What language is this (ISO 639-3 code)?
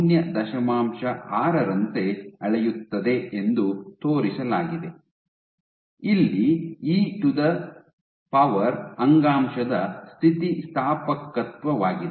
kan